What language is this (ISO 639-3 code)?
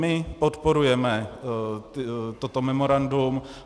ces